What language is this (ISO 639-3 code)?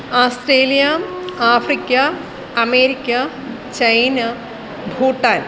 san